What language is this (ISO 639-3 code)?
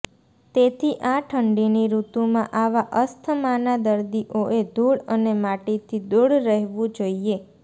guj